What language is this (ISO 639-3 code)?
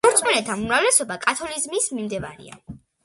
kat